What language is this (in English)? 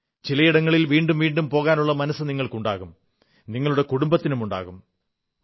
Malayalam